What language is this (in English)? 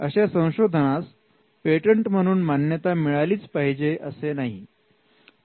Marathi